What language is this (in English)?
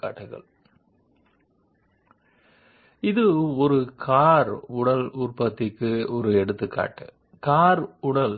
Telugu